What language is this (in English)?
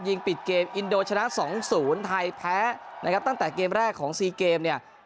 Thai